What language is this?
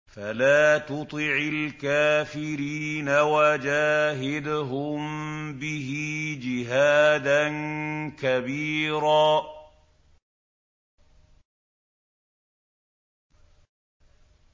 Arabic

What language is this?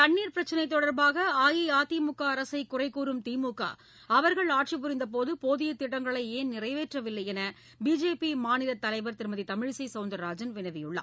Tamil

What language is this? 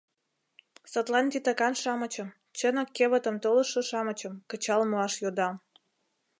Mari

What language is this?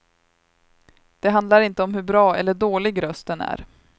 Swedish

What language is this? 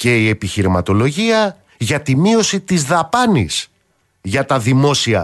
Greek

